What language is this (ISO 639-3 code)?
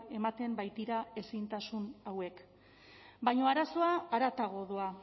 eus